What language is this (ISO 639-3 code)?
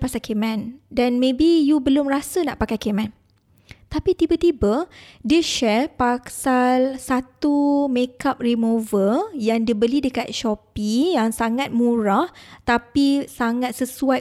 msa